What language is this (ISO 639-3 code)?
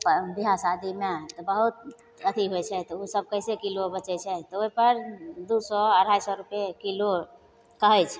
mai